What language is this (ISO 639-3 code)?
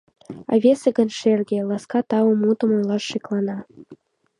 chm